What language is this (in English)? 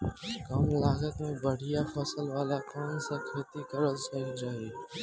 Bhojpuri